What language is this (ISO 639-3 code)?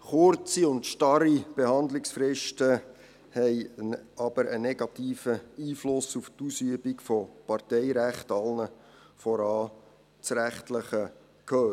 gsw